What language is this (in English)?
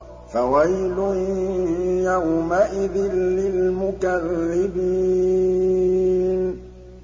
Arabic